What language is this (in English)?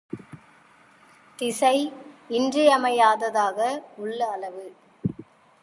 Tamil